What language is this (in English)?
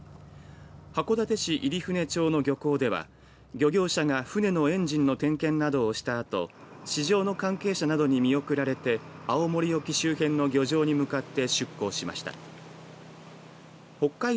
Japanese